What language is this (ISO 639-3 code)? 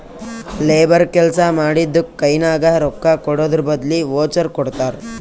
kan